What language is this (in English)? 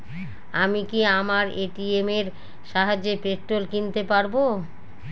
Bangla